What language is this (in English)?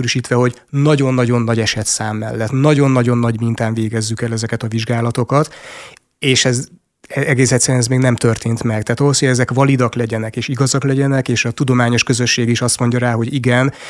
Hungarian